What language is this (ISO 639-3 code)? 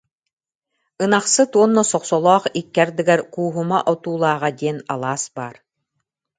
sah